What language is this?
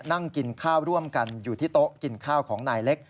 Thai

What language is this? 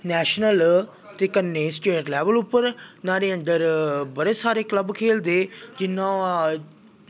Dogri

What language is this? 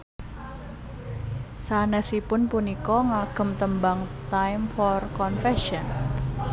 Javanese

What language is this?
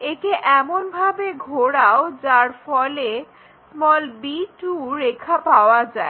Bangla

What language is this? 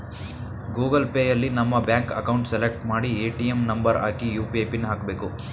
Kannada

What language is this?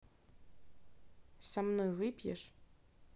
Russian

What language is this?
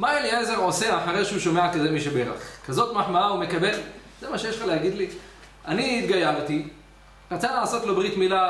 Hebrew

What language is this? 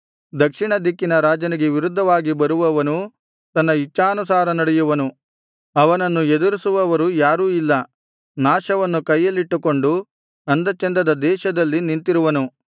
Kannada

